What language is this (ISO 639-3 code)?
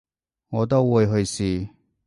yue